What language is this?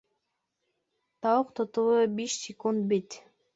Bashkir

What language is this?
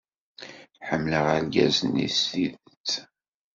Kabyle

